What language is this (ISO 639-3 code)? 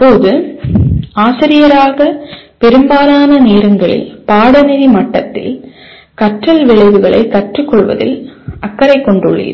tam